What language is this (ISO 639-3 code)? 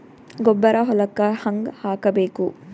kan